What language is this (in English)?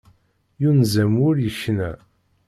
Kabyle